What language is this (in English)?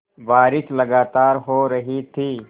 Hindi